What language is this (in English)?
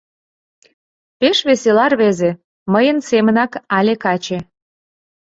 Mari